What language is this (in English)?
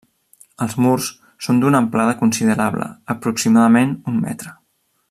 Catalan